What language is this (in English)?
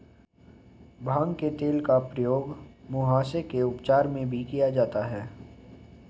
Hindi